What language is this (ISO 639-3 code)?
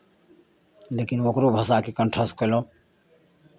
mai